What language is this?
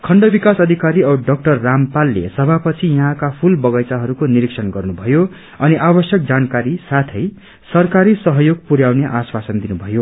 Nepali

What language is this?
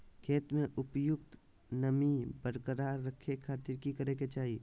Magahi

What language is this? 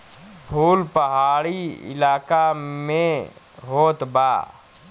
Bhojpuri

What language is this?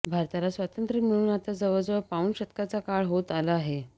Marathi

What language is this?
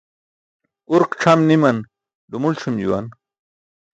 Burushaski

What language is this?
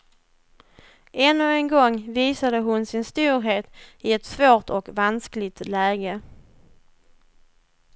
Swedish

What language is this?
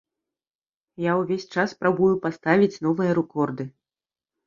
Belarusian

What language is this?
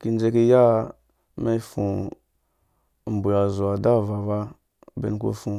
Dũya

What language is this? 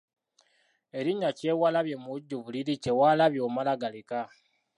Ganda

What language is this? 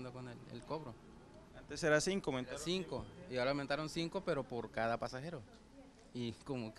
Spanish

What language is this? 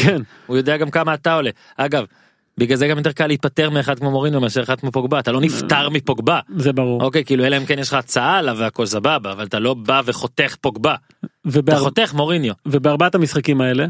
Hebrew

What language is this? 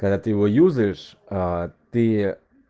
Russian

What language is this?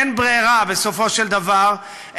Hebrew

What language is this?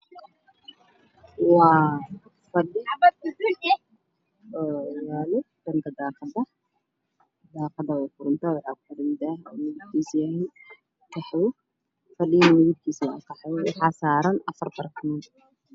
Somali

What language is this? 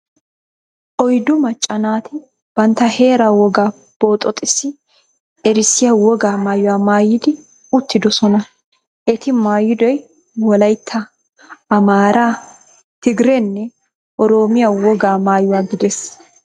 Wolaytta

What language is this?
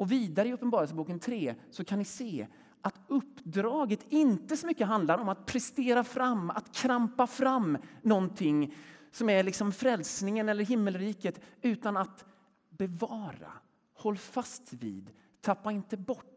Swedish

